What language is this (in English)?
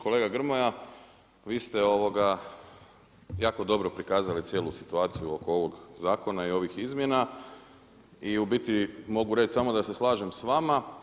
Croatian